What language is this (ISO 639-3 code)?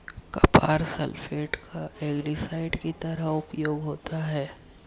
hin